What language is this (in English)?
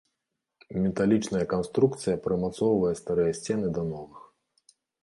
Belarusian